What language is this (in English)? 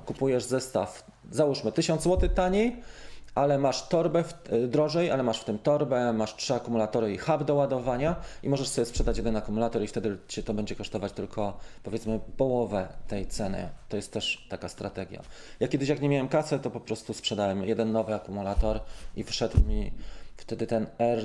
Polish